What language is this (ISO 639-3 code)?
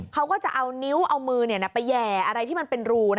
tha